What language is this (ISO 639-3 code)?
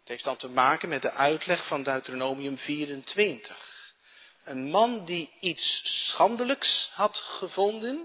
nld